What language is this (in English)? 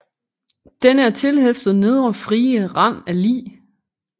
Danish